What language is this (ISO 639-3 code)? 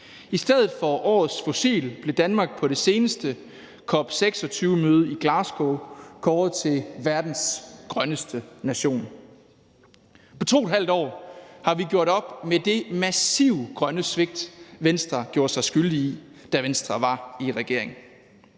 dan